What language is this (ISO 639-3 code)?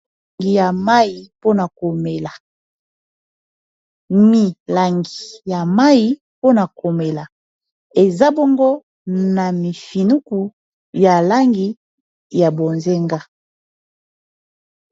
lin